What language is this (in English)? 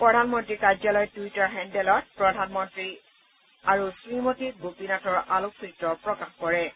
Assamese